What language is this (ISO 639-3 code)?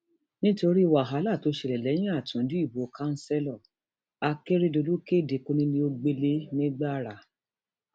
yor